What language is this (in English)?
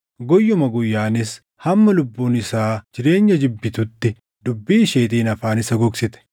Oromo